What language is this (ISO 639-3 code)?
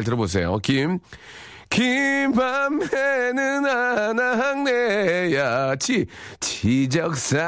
kor